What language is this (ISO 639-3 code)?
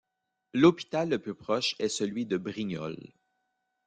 fra